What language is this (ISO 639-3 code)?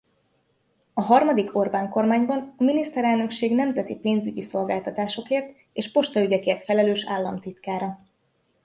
hun